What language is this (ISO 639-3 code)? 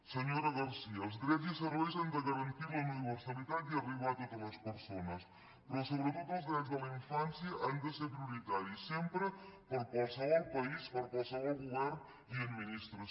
cat